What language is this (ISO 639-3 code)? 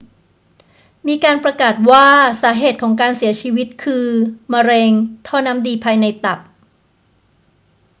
tha